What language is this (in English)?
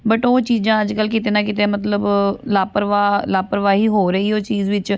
Punjabi